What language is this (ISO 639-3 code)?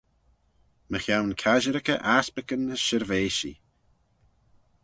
glv